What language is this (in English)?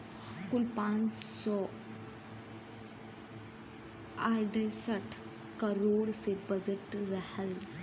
Bhojpuri